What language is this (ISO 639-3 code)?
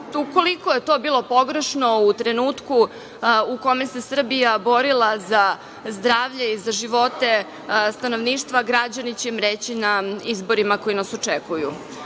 srp